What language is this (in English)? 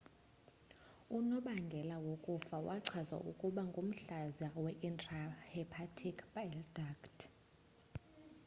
Xhosa